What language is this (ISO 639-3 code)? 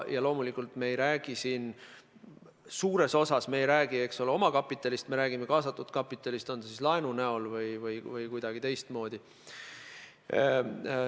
est